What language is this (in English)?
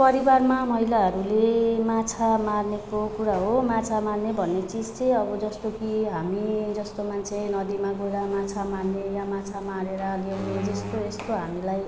Nepali